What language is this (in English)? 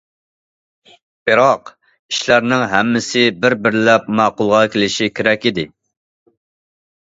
Uyghur